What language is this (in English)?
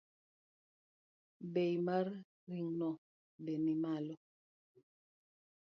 Luo (Kenya and Tanzania)